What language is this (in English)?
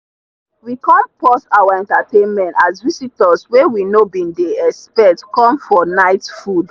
Nigerian Pidgin